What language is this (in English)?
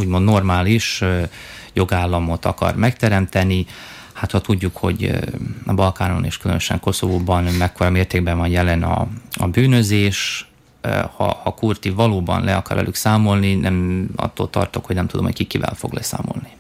Hungarian